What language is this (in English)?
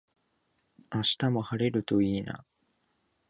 Japanese